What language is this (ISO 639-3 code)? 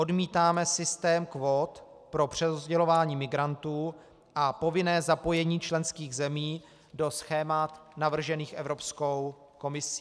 ces